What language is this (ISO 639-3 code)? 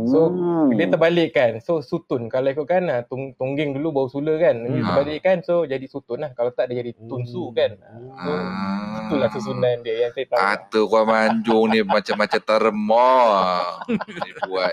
msa